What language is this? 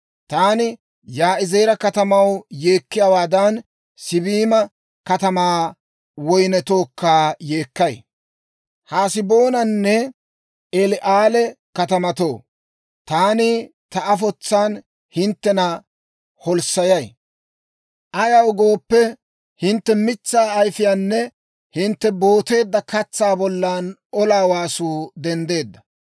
Dawro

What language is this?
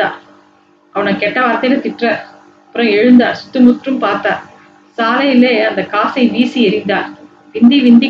Tamil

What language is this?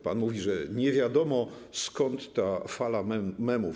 Polish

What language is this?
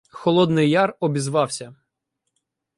Ukrainian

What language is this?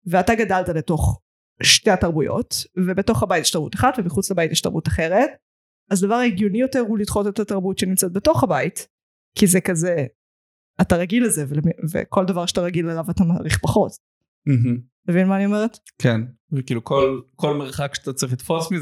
Hebrew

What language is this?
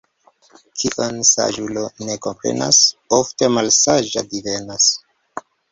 Esperanto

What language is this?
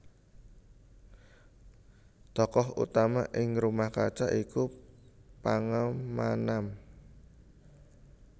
Javanese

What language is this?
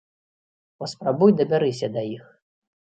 Belarusian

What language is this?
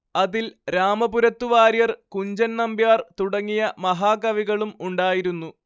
Malayalam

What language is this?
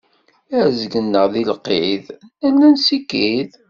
Kabyle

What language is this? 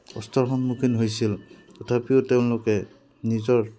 Assamese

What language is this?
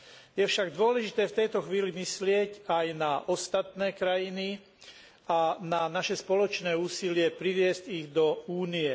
Slovak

